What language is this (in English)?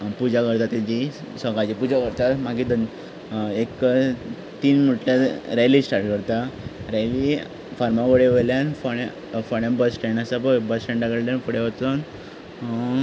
Konkani